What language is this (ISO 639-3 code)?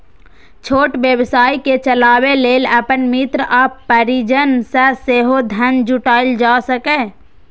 mai